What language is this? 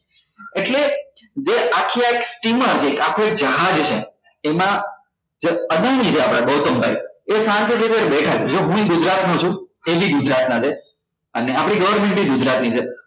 Gujarati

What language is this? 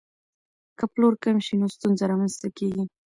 Pashto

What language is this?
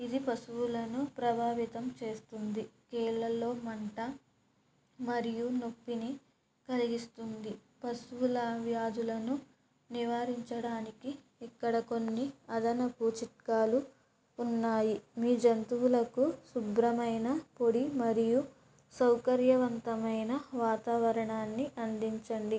Telugu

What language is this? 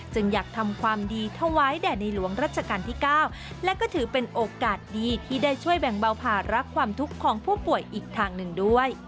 Thai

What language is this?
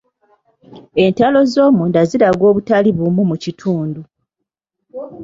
Ganda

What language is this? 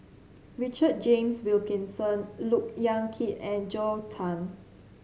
English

